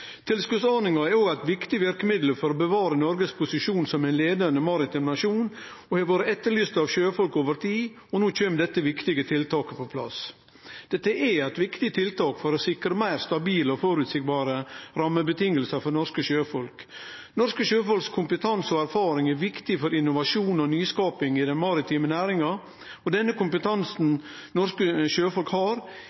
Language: Norwegian Nynorsk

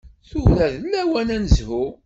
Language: Kabyle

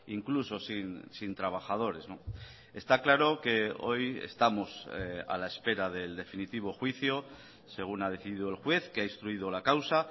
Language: Spanish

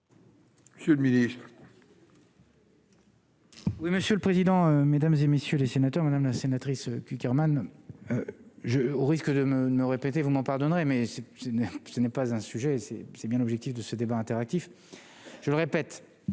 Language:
French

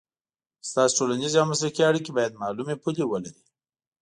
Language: Pashto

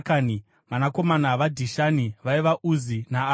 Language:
Shona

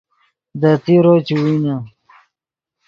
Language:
Yidgha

